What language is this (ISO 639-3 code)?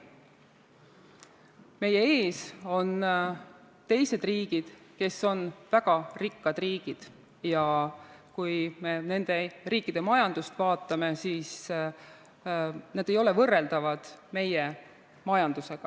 est